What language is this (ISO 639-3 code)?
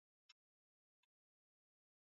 swa